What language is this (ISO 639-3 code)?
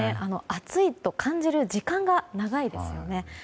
jpn